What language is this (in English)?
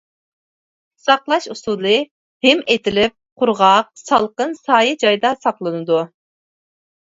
Uyghur